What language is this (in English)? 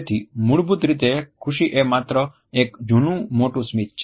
Gujarati